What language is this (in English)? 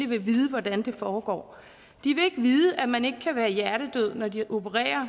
Danish